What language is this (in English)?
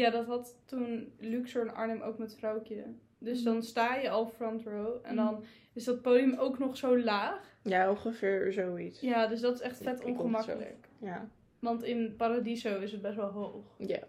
Dutch